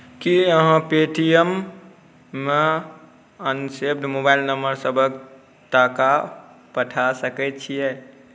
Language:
Maithili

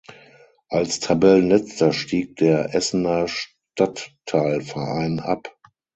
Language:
German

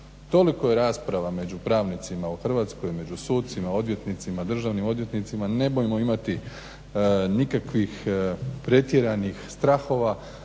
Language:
Croatian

